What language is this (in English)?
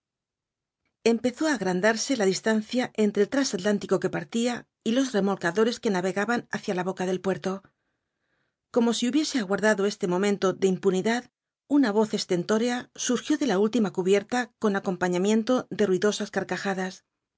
Spanish